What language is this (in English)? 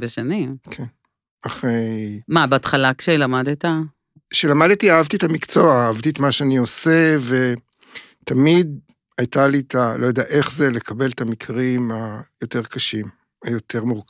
Hebrew